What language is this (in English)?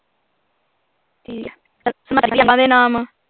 Punjabi